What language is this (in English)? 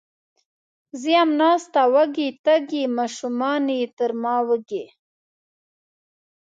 Pashto